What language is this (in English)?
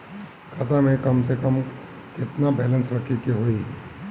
Bhojpuri